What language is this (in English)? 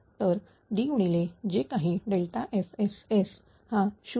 Marathi